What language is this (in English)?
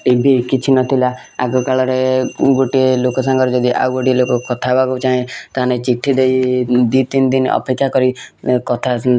Odia